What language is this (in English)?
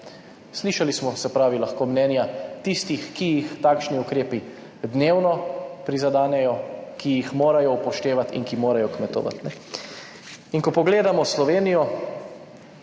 Slovenian